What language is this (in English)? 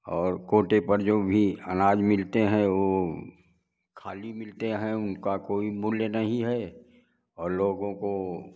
Hindi